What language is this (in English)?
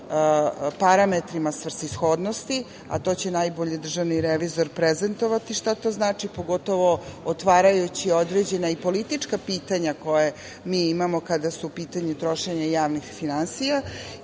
Serbian